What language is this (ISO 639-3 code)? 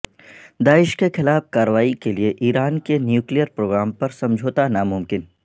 urd